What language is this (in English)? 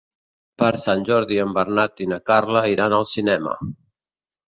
Catalan